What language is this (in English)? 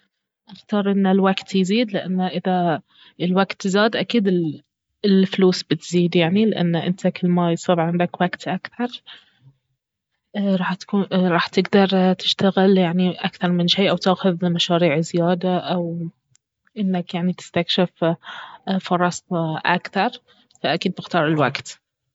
Baharna Arabic